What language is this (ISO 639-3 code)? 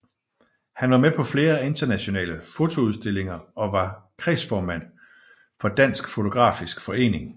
dan